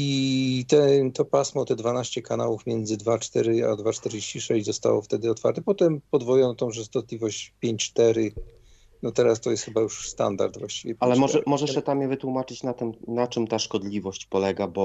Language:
Polish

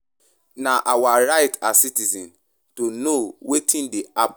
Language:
Nigerian Pidgin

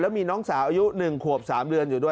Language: Thai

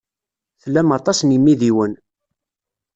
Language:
Kabyle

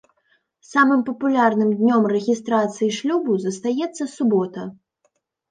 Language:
Belarusian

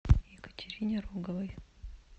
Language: Russian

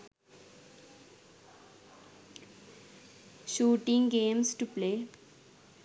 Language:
Sinhala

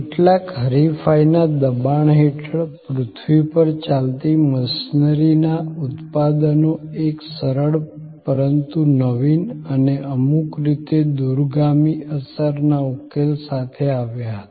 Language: Gujarati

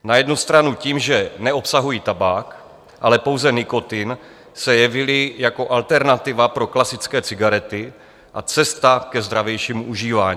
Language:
Czech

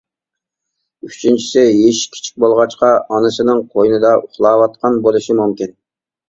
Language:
Uyghur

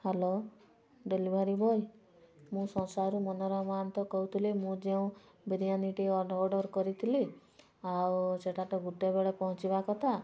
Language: Odia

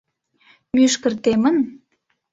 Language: Mari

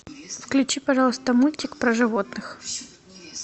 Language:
Russian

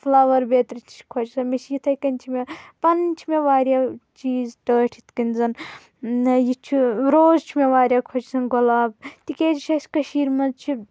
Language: Kashmiri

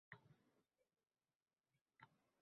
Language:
Uzbek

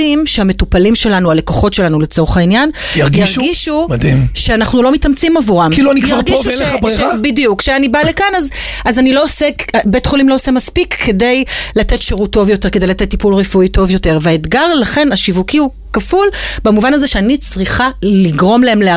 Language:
Hebrew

